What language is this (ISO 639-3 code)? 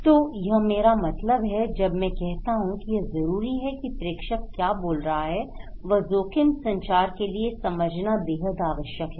hin